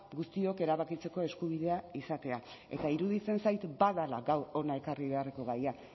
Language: Basque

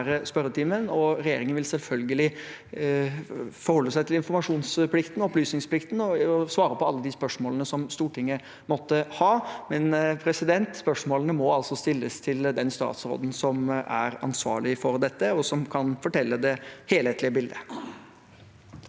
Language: Norwegian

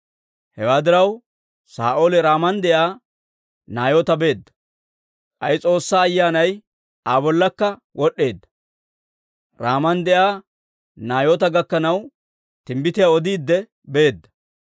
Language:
Dawro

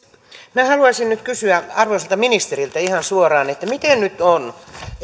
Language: Finnish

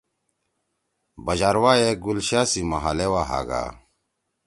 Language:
Torwali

